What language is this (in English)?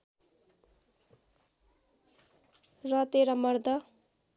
Nepali